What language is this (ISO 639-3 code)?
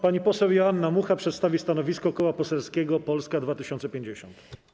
pol